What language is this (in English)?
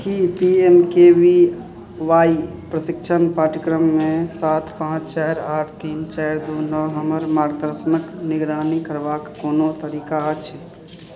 Maithili